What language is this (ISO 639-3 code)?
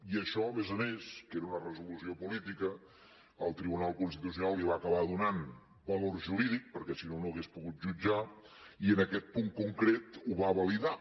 cat